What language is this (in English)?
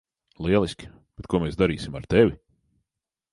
Latvian